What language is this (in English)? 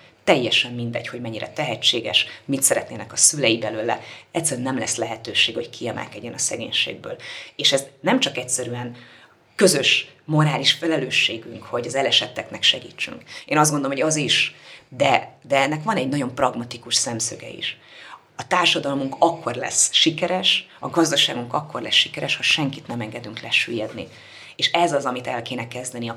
Hungarian